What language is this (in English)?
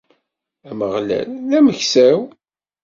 Kabyle